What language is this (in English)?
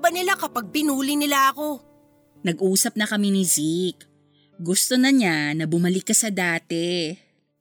Filipino